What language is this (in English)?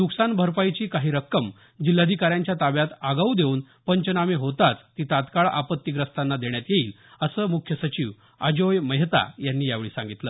Marathi